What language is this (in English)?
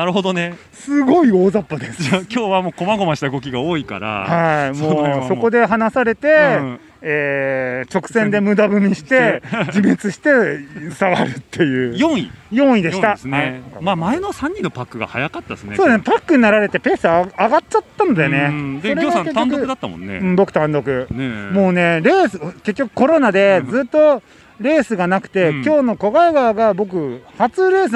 Japanese